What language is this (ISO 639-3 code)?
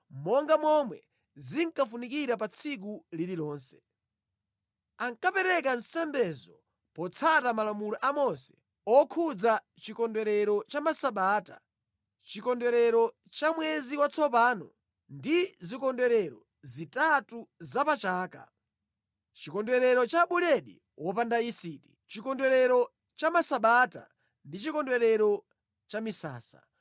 nya